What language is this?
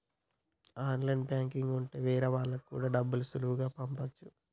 Telugu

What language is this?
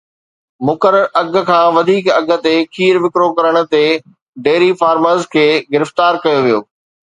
Sindhi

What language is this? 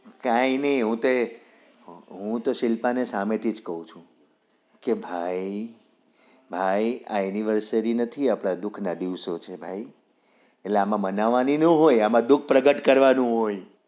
Gujarati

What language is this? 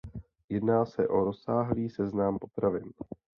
Czech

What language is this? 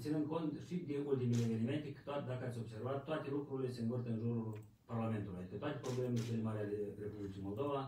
Romanian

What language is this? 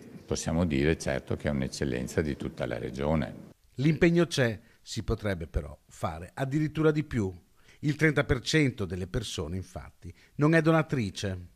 Italian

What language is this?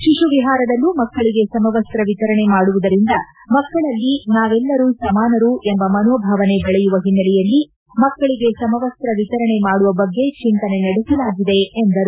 Kannada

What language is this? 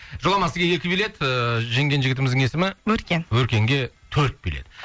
Kazakh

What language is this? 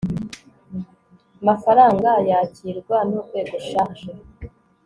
Kinyarwanda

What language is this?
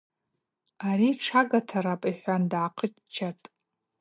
Abaza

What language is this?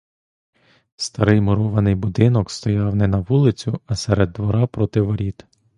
Ukrainian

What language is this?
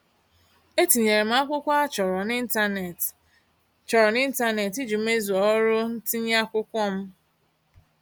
Igbo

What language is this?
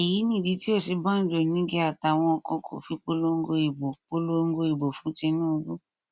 Yoruba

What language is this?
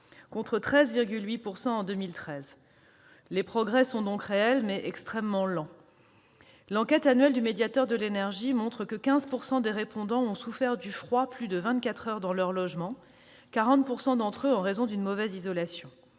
French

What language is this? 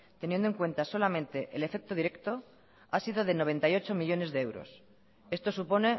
Spanish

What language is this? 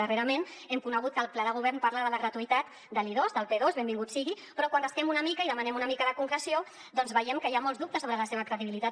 Catalan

